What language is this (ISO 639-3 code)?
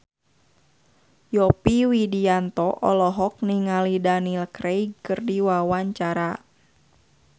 sun